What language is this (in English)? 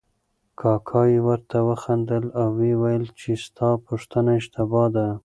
Pashto